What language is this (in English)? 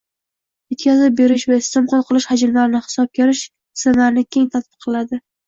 Uzbek